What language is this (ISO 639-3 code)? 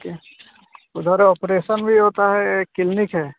hin